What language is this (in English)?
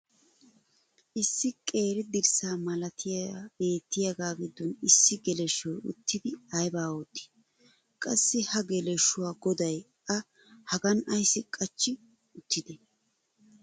Wolaytta